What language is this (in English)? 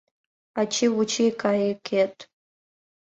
Mari